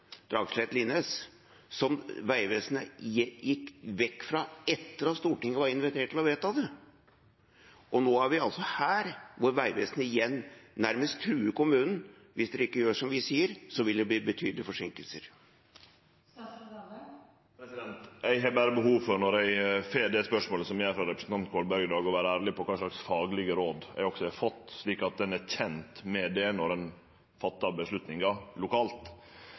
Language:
Norwegian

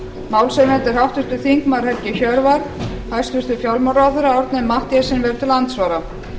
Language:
Icelandic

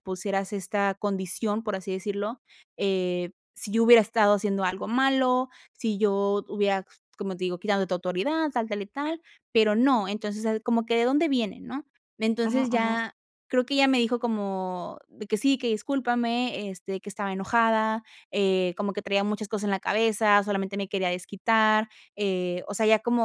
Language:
Spanish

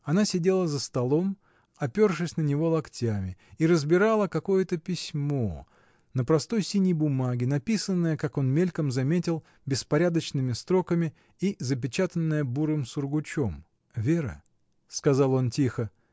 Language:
Russian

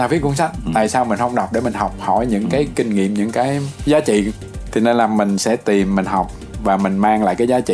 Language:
Vietnamese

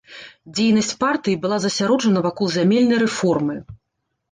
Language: Belarusian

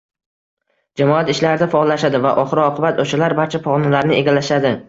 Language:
Uzbek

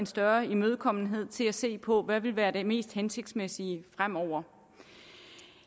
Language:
Danish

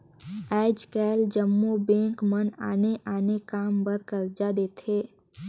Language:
Chhattisgarhi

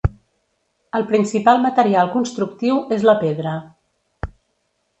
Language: Catalan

